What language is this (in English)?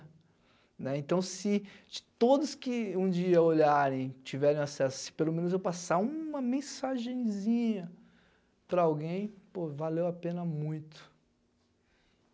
Portuguese